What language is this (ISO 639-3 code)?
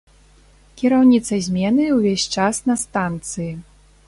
bel